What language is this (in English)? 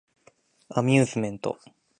Japanese